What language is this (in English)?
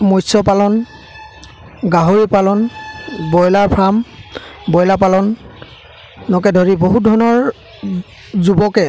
Assamese